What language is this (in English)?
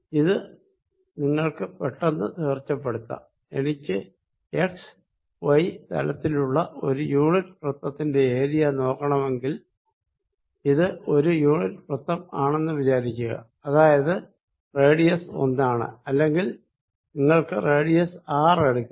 Malayalam